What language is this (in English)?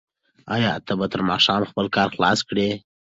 Pashto